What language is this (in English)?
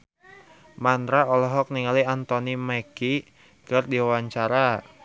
Sundanese